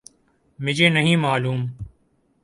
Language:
Urdu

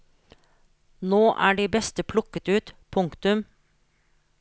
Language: Norwegian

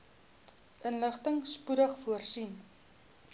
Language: Afrikaans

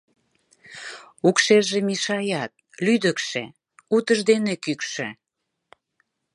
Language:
Mari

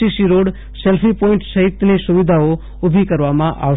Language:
Gujarati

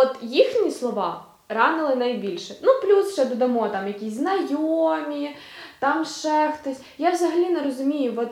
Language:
Ukrainian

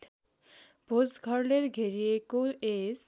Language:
Nepali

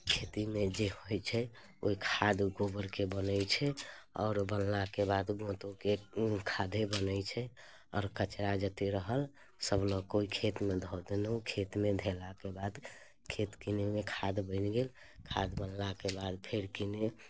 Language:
Maithili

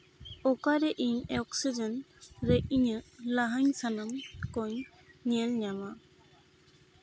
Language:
Santali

